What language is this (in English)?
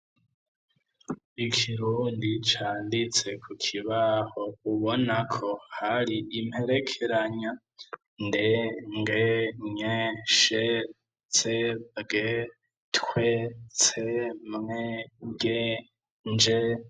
Rundi